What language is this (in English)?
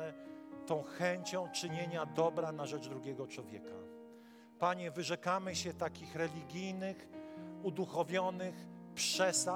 Polish